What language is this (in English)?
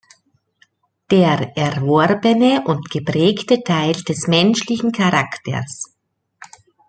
German